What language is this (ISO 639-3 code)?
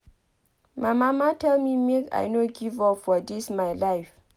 pcm